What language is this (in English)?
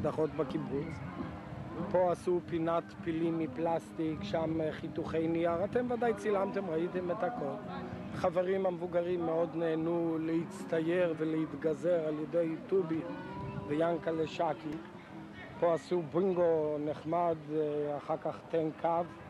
Hebrew